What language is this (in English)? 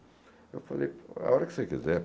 Portuguese